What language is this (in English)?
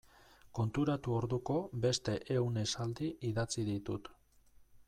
Basque